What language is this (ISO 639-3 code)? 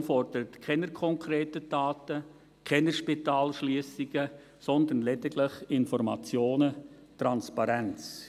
gsw